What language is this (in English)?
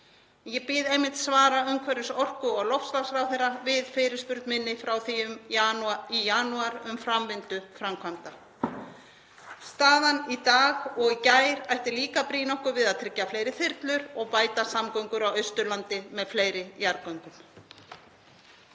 Icelandic